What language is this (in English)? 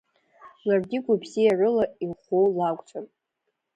Abkhazian